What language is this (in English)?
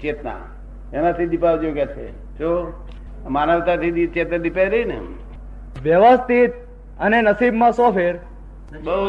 Gujarati